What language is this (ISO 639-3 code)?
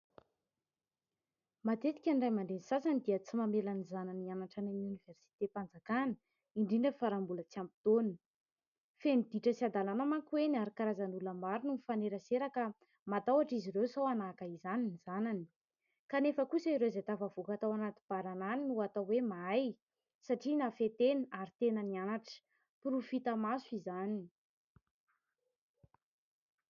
mlg